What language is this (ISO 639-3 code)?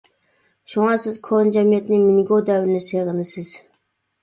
uig